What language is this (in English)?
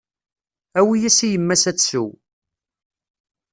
Kabyle